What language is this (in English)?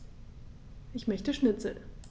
German